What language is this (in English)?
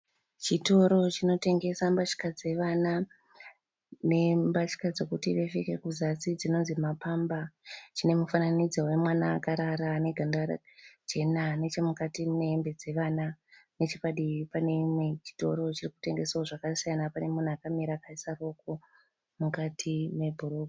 Shona